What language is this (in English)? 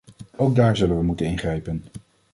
Dutch